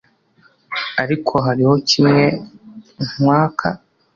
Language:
Kinyarwanda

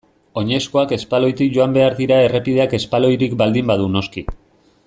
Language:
Basque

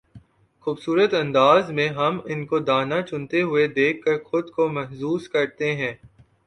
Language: Urdu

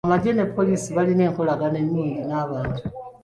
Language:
Ganda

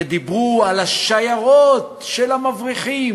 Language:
Hebrew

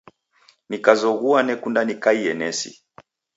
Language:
Taita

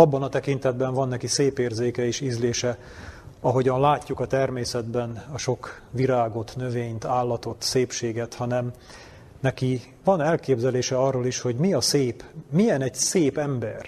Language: Hungarian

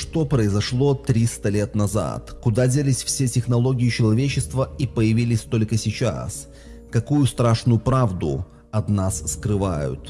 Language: Russian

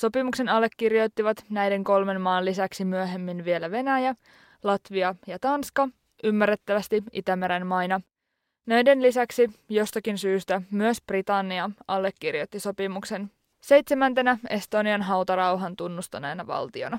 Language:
Finnish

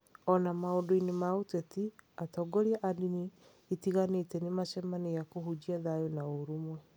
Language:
Kikuyu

